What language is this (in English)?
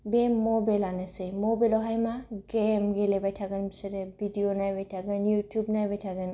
Bodo